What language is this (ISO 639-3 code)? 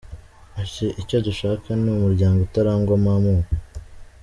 kin